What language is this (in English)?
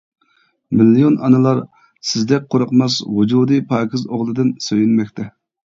Uyghur